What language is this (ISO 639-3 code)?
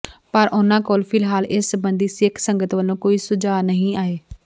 pan